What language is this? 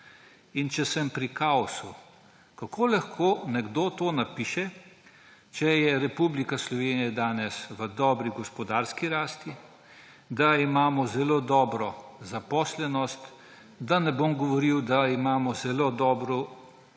Slovenian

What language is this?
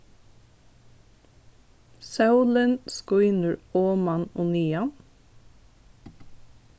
Faroese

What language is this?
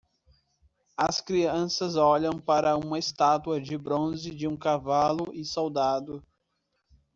Portuguese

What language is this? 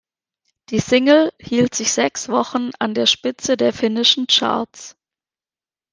German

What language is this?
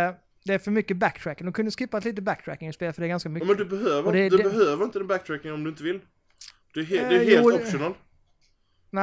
Swedish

